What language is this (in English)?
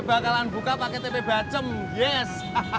Indonesian